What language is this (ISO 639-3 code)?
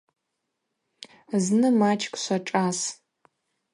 abq